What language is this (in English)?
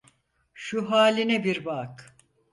Turkish